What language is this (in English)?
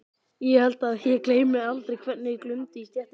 Icelandic